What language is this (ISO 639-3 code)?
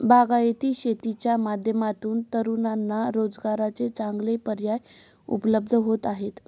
mar